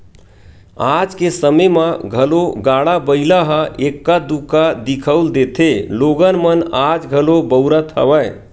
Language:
Chhattisgarhi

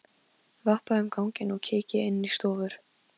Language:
Icelandic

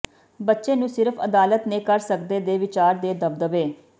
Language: Punjabi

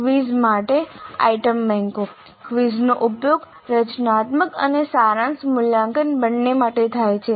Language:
Gujarati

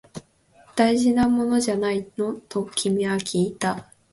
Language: Japanese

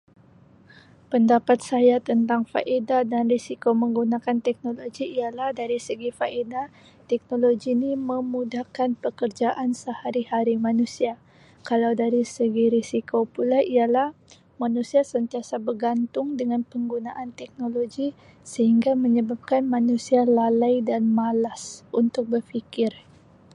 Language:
Sabah Malay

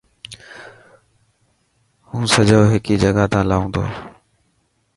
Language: Dhatki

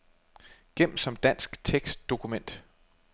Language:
Danish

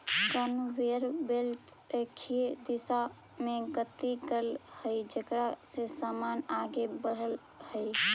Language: Magahi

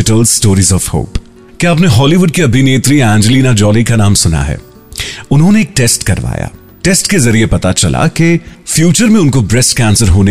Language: Hindi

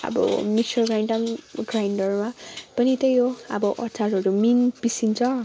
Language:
Nepali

